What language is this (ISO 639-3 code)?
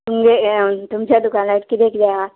kok